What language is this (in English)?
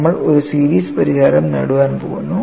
Malayalam